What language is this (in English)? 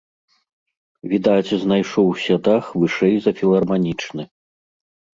Belarusian